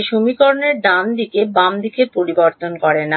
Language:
Bangla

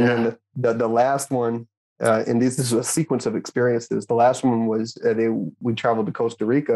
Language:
English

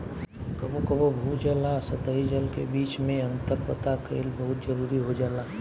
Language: Bhojpuri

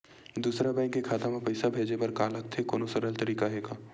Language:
Chhattisgarhi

